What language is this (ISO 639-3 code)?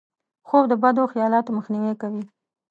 pus